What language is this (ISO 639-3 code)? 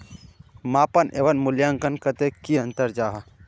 mag